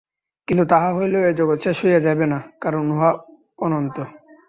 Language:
Bangla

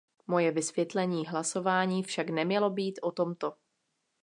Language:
Czech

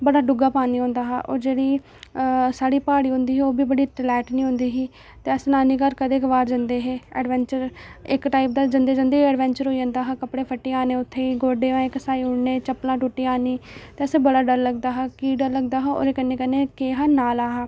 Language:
Dogri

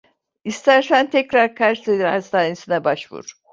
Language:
Turkish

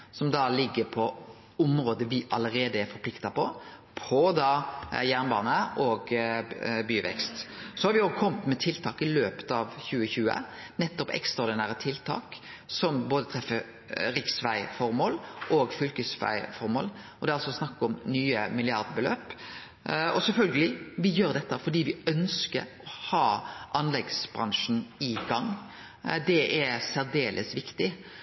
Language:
Norwegian Nynorsk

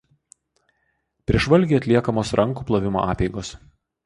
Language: Lithuanian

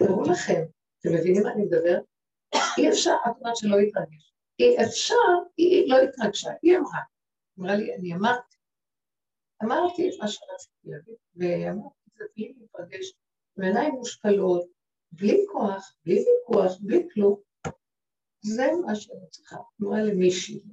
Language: Hebrew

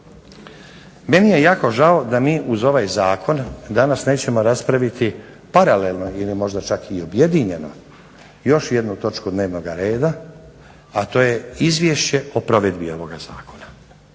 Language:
Croatian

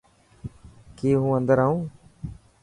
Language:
Dhatki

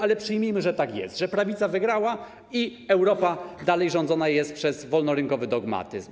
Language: Polish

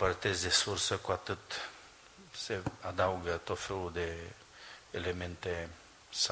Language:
Romanian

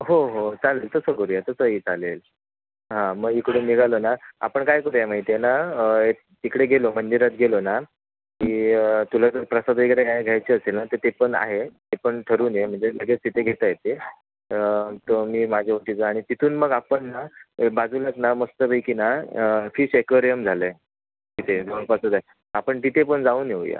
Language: Marathi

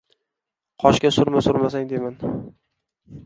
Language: Uzbek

